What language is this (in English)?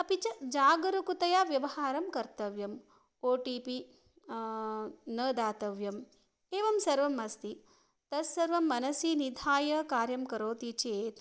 Sanskrit